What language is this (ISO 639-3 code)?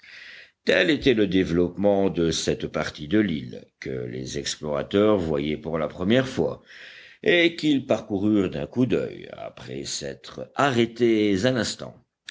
fra